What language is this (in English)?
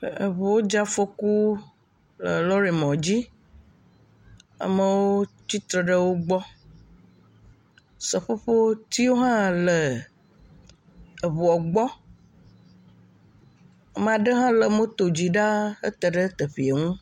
Ewe